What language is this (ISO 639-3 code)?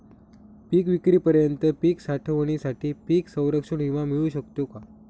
mar